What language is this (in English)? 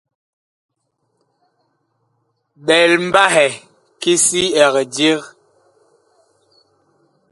Bakoko